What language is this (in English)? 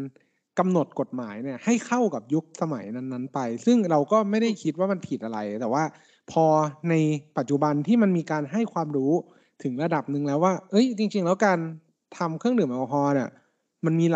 Thai